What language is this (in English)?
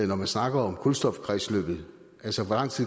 Danish